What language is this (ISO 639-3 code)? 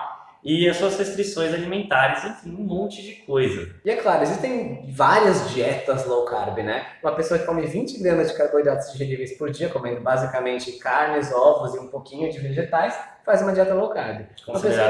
por